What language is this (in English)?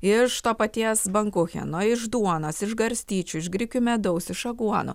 Lithuanian